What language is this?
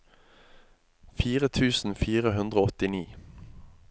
Norwegian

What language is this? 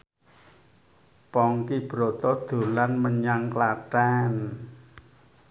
Javanese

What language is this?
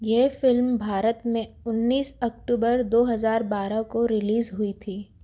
Hindi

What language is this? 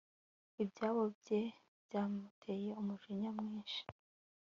Kinyarwanda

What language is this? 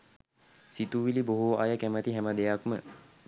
Sinhala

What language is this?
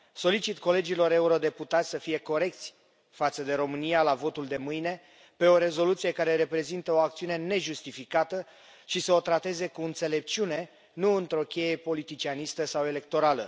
Romanian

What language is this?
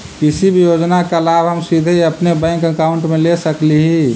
Magahi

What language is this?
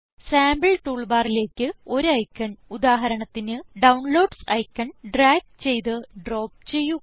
Malayalam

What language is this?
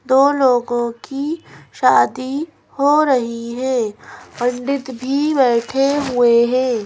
Hindi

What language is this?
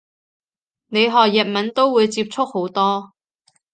Cantonese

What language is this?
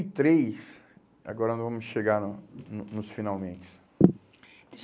Portuguese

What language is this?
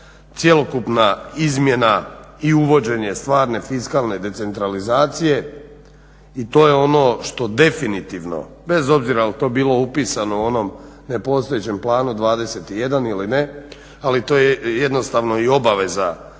Croatian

